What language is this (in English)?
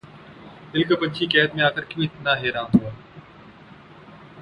Urdu